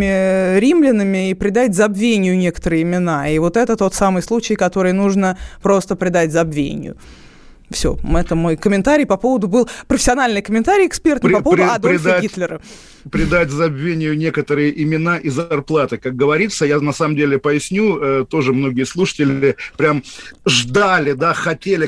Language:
Russian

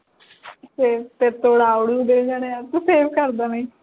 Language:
Punjabi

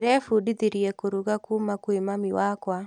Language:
Kikuyu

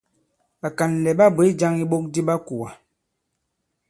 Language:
Bankon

